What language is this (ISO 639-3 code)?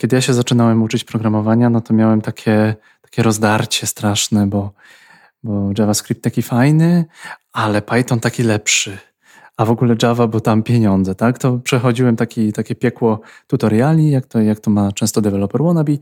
pol